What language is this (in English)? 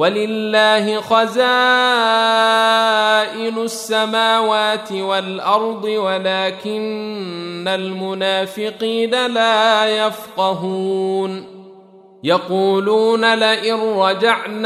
Arabic